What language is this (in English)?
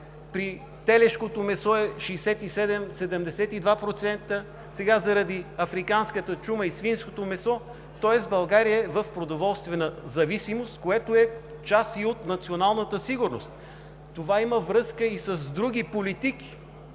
Bulgarian